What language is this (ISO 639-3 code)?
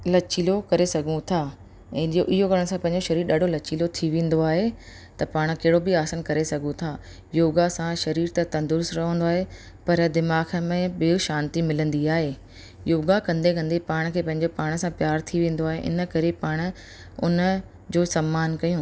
snd